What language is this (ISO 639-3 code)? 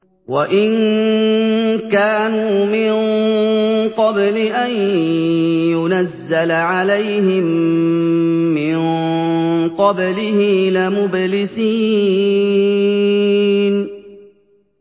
ara